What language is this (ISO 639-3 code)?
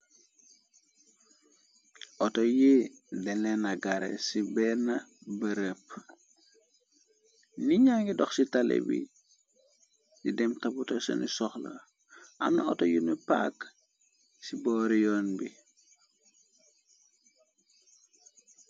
wol